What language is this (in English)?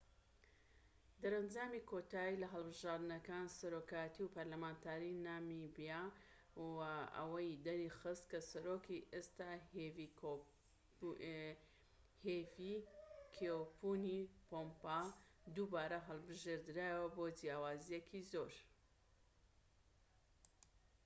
Central Kurdish